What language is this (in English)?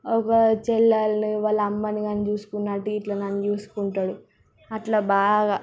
Telugu